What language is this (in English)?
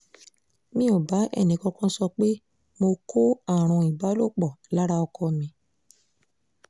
Yoruba